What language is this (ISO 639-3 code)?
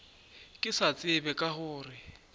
nso